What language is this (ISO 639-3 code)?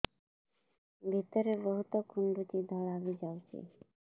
ori